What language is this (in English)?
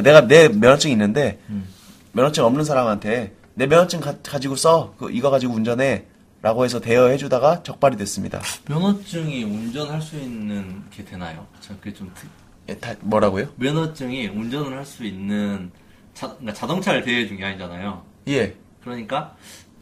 Korean